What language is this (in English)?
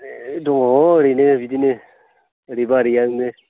Bodo